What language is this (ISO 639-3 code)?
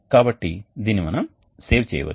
tel